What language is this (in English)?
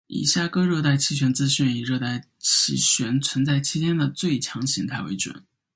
Chinese